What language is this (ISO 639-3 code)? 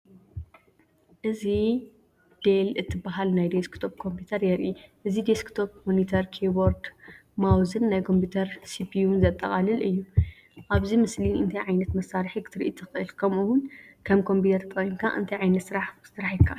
tir